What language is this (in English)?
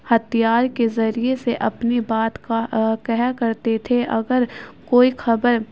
Urdu